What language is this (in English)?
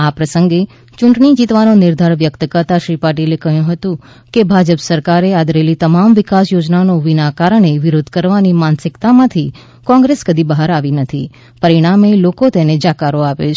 Gujarati